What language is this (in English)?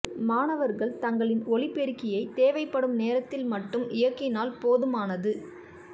Tamil